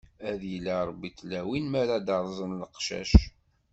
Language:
Kabyle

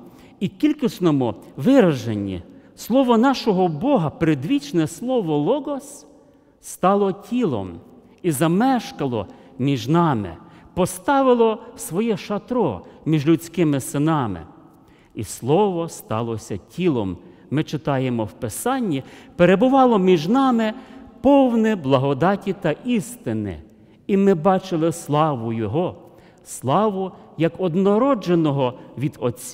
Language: Russian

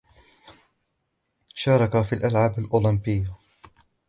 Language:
Arabic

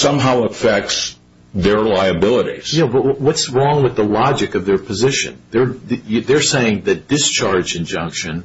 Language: English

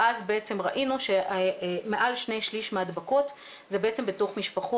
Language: Hebrew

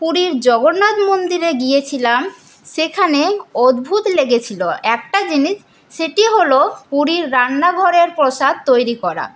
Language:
Bangla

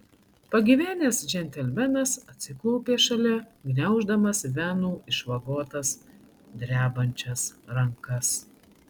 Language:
Lithuanian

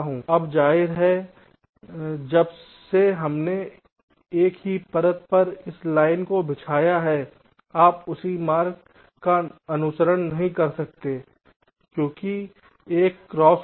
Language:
Hindi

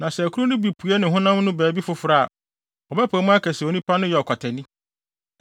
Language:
Akan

